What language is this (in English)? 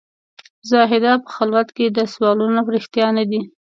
Pashto